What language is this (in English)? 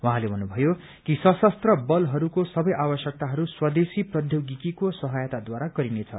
Nepali